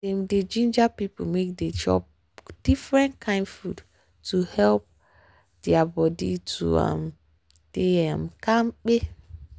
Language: Nigerian Pidgin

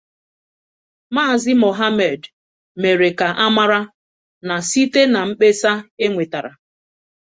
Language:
Igbo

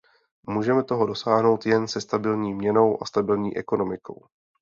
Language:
Czech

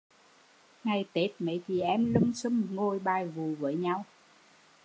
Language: Vietnamese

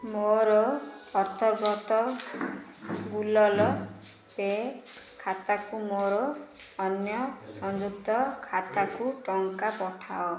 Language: Odia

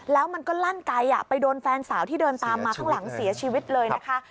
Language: Thai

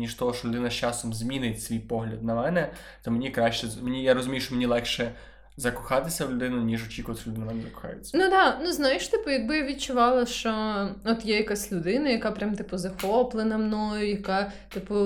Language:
Ukrainian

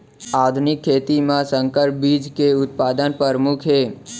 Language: Chhattisgarhi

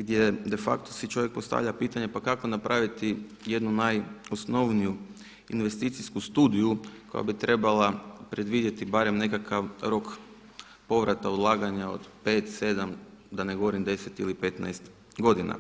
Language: Croatian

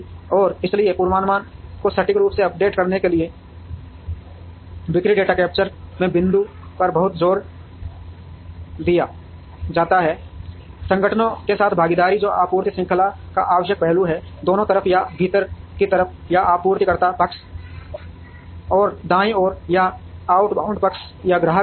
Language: Hindi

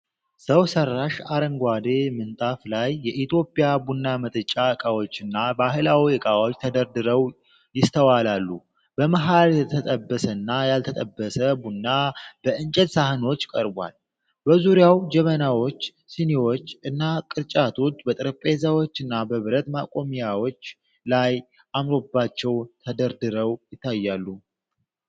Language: Amharic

